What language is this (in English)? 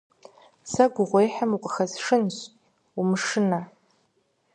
Kabardian